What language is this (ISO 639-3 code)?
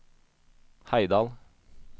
nor